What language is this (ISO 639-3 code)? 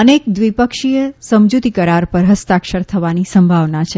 guj